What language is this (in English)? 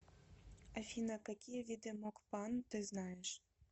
Russian